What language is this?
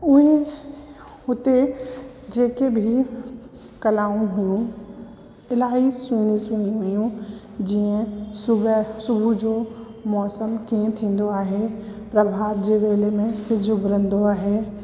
Sindhi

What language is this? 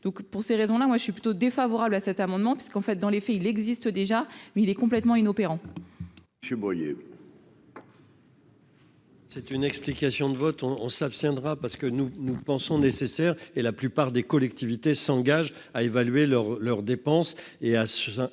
French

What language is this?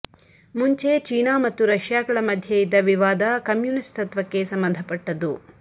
Kannada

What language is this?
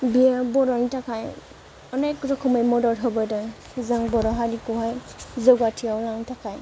Bodo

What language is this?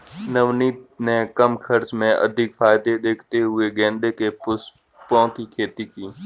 Hindi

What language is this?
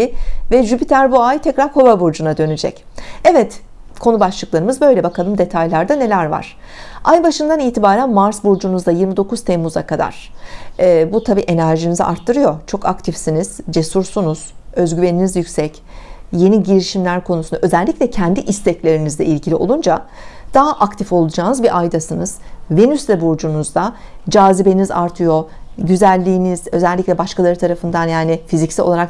Turkish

